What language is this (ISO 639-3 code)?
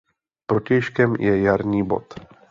ces